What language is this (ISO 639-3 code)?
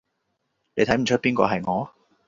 yue